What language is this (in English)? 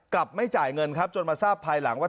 Thai